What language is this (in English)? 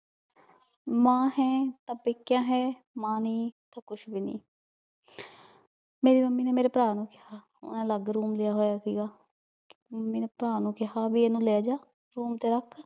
Punjabi